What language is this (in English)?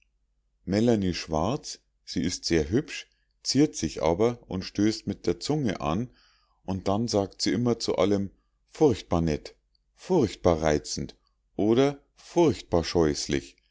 German